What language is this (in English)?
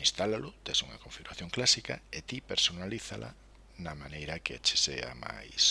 Spanish